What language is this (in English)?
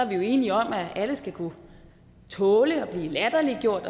Danish